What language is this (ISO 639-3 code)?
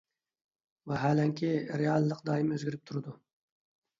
uig